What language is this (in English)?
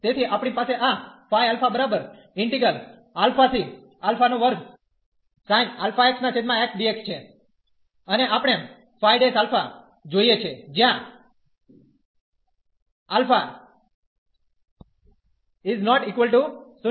Gujarati